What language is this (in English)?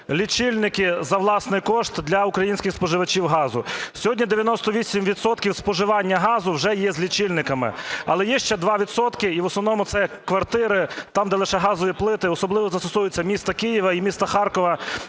Ukrainian